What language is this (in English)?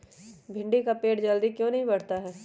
Magahi